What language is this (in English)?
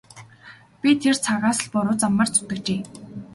Mongolian